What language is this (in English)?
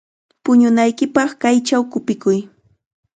Chiquián Ancash Quechua